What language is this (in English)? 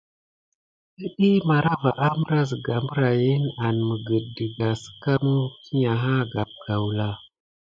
Gidar